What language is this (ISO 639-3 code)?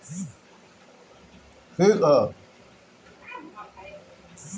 bho